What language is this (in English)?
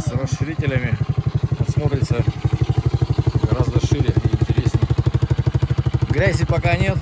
Russian